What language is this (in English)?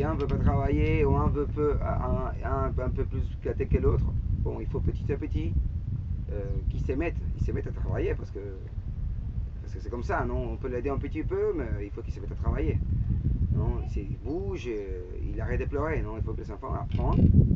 French